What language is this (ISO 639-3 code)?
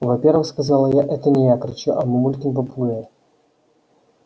rus